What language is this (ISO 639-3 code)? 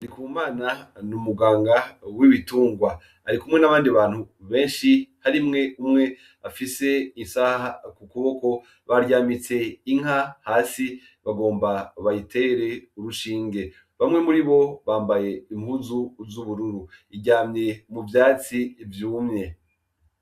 run